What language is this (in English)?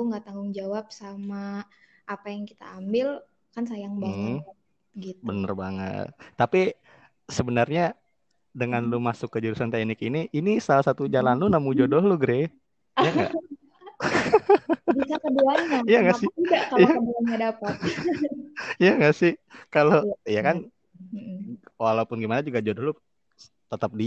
Indonesian